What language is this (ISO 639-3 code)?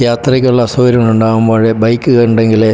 mal